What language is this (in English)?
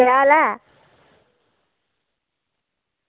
Dogri